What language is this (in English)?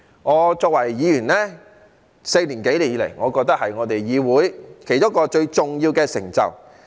Cantonese